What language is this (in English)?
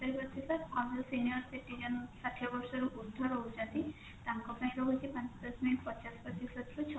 Odia